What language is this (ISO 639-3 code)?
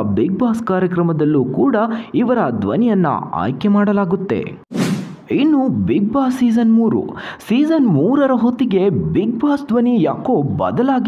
ron